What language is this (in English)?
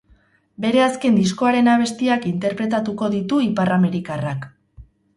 Basque